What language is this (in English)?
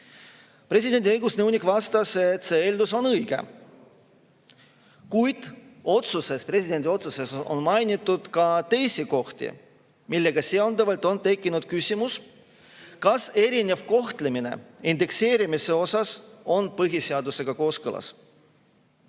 Estonian